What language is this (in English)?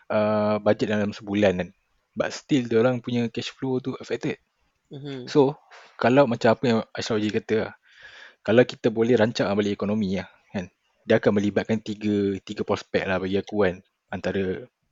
Malay